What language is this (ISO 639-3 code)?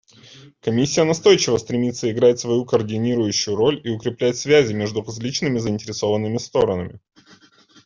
rus